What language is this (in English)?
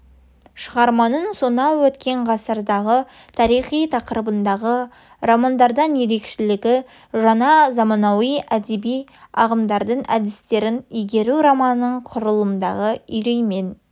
Kazakh